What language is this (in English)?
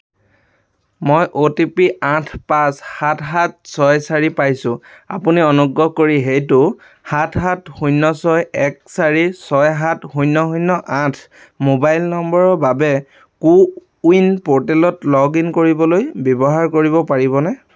Assamese